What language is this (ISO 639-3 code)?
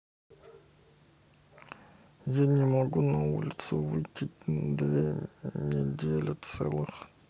rus